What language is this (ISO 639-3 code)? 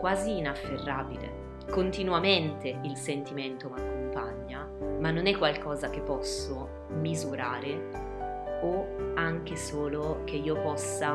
ita